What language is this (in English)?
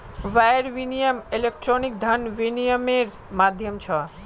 Magahi